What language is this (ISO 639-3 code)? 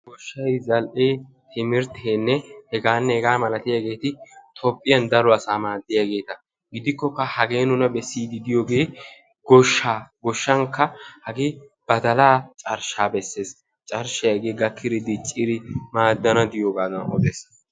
wal